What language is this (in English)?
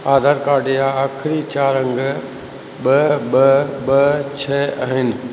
Sindhi